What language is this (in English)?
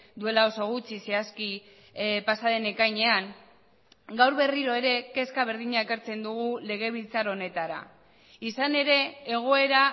Basque